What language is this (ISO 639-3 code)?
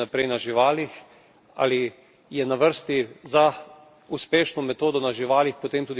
slv